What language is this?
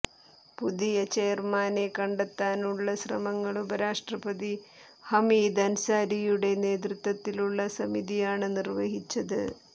Malayalam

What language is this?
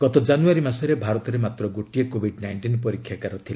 Odia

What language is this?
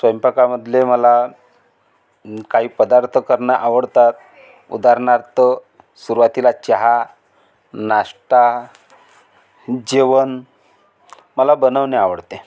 Marathi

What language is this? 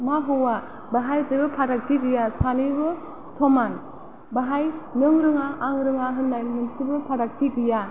Bodo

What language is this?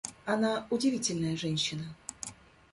Russian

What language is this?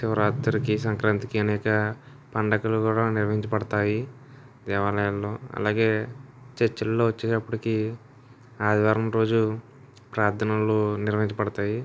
Telugu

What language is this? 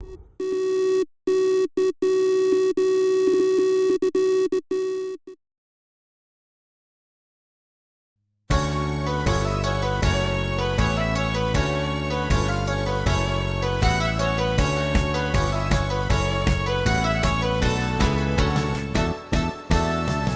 Japanese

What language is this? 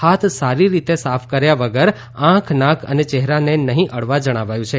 Gujarati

